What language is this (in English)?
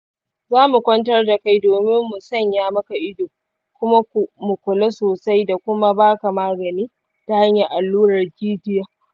Hausa